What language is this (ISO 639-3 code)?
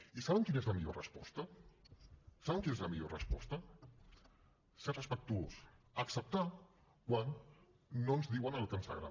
cat